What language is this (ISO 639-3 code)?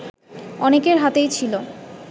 ben